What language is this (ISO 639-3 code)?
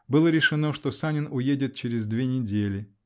rus